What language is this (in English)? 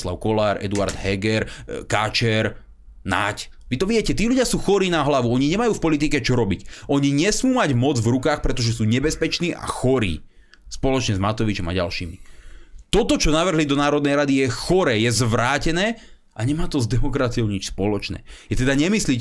Slovak